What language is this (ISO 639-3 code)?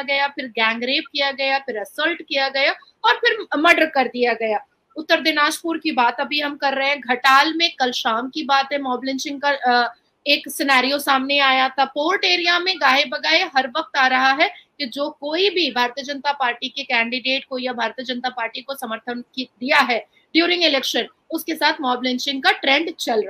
hin